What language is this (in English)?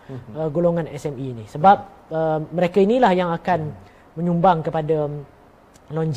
Malay